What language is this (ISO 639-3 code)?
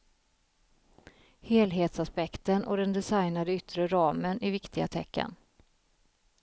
swe